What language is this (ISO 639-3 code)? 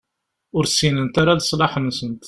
kab